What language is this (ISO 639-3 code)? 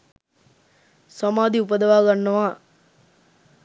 sin